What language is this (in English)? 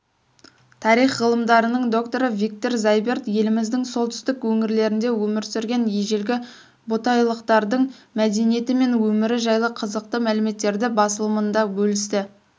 Kazakh